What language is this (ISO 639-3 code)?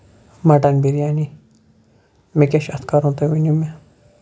kas